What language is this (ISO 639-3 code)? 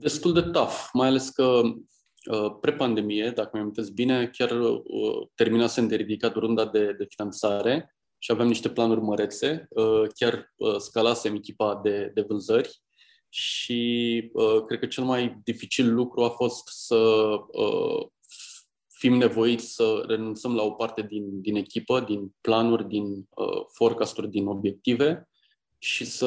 ron